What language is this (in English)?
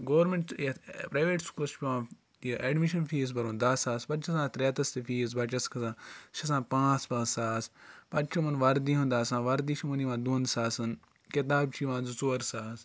Kashmiri